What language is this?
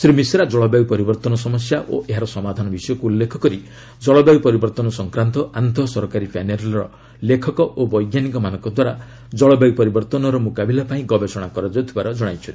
Odia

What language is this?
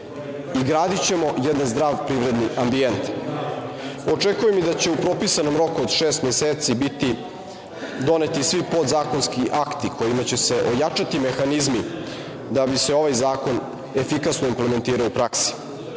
Serbian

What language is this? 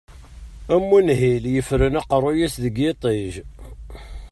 Kabyle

